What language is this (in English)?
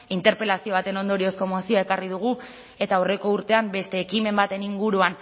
Basque